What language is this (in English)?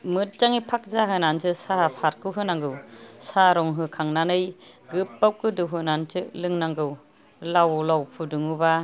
Bodo